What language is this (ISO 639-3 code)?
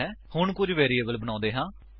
pan